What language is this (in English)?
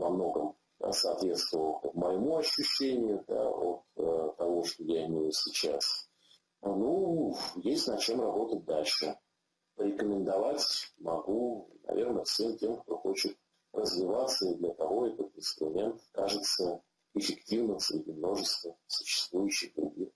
Russian